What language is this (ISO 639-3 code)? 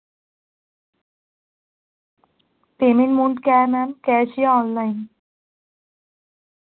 urd